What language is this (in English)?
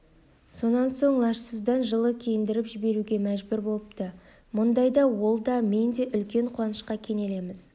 Kazakh